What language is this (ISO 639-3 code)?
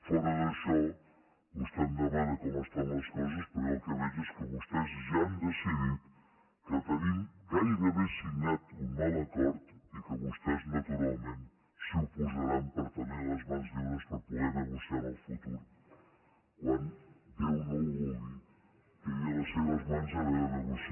cat